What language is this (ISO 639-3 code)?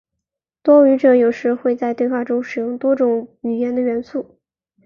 zho